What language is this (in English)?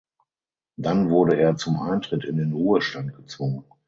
German